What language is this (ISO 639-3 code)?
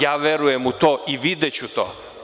srp